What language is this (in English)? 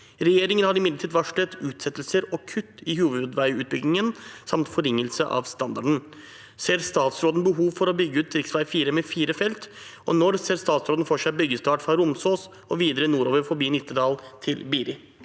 Norwegian